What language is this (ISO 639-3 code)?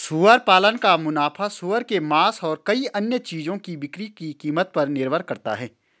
hin